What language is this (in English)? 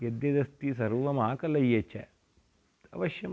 Sanskrit